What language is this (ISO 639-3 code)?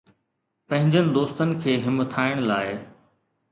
snd